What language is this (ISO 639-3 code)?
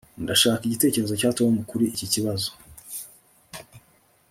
kin